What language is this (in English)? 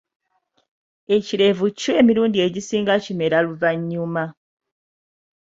Ganda